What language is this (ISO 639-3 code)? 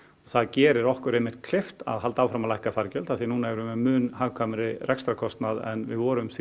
isl